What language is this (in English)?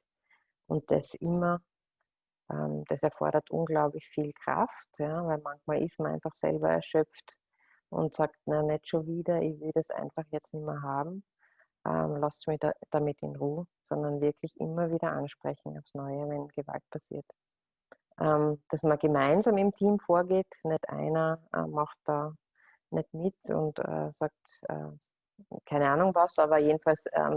German